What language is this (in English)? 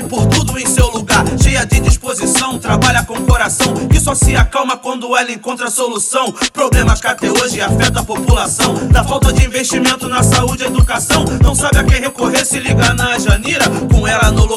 Portuguese